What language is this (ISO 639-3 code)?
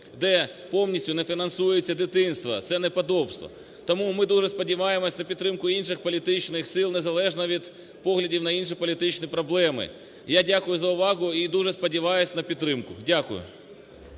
ukr